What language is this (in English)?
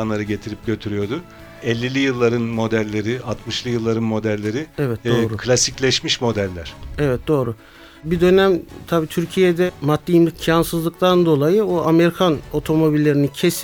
Turkish